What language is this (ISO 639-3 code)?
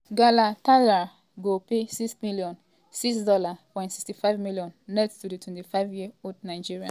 pcm